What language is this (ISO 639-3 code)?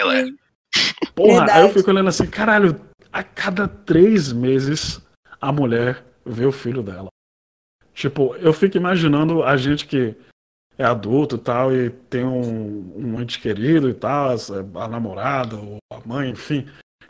por